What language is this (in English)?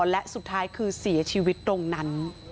Thai